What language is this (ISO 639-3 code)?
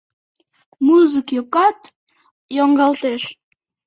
chm